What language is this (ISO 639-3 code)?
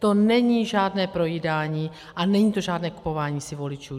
ces